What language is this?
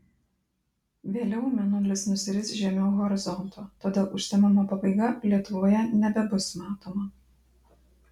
Lithuanian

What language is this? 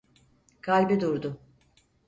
Turkish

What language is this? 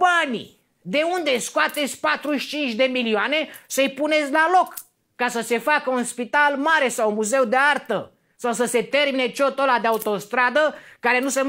Romanian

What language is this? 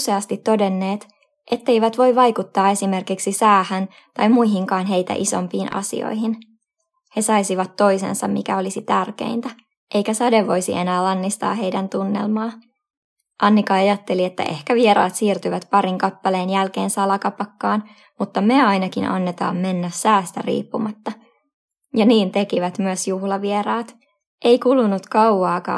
Finnish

